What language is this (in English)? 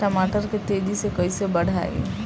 Bhojpuri